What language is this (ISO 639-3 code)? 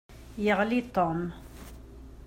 kab